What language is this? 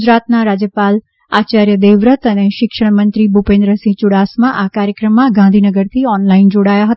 Gujarati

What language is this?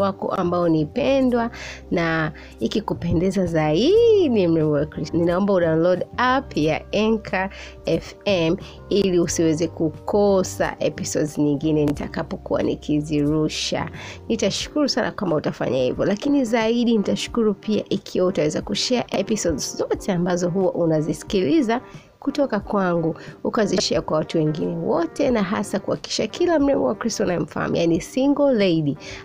Swahili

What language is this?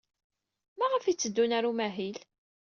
Kabyle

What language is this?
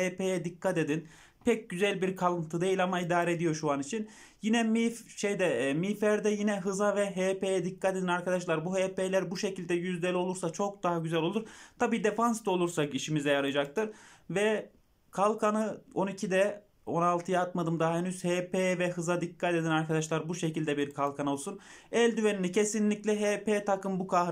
Turkish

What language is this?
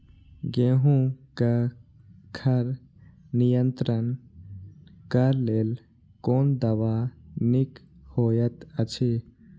Maithili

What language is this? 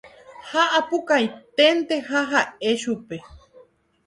Guarani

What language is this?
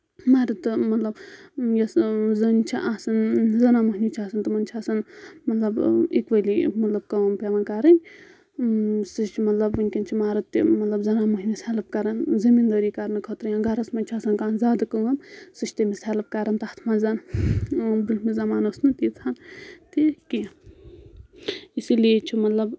Kashmiri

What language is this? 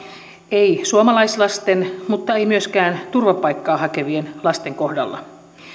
Finnish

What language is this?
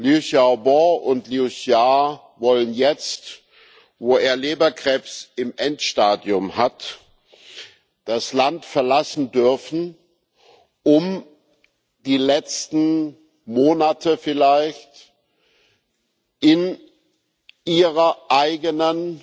German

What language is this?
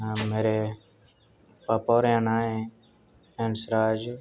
Dogri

